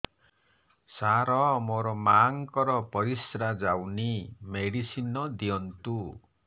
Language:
Odia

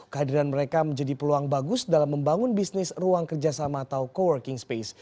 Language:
Indonesian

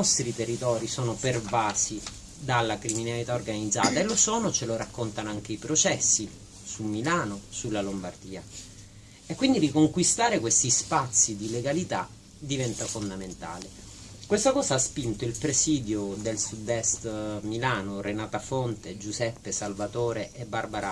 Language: Italian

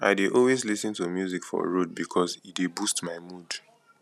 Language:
Nigerian Pidgin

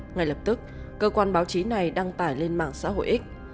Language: Vietnamese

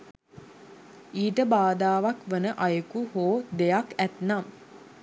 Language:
Sinhala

